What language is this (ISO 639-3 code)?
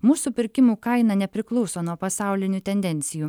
lit